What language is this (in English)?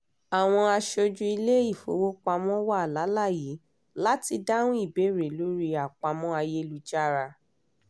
Yoruba